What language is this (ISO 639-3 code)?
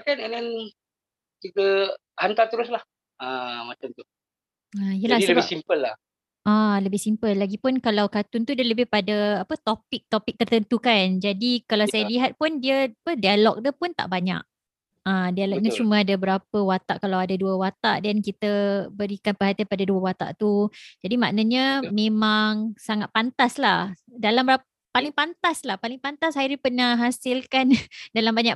msa